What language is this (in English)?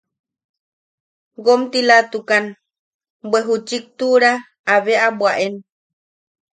Yaqui